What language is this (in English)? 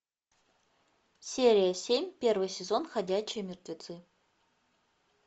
Russian